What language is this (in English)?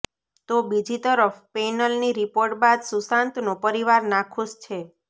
Gujarati